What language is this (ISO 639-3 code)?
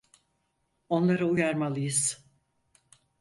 tur